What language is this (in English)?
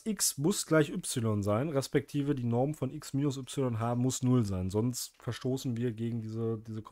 German